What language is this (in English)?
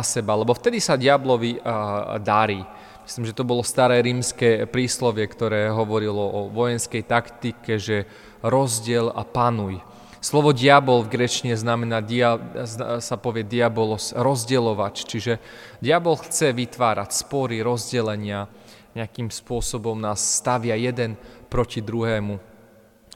Slovak